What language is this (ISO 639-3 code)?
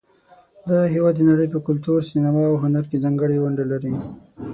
pus